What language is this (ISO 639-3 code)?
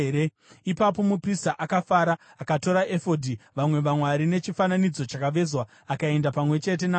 sna